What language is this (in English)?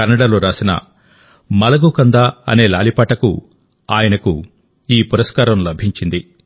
Telugu